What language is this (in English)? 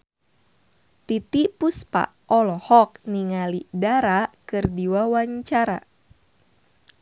Sundanese